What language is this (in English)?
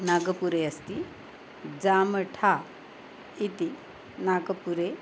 Sanskrit